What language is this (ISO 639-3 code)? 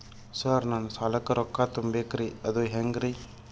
kan